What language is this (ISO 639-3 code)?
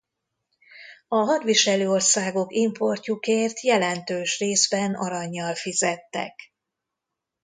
hun